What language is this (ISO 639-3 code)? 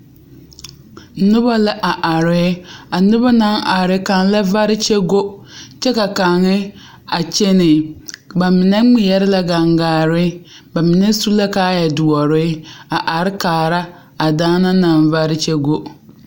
dga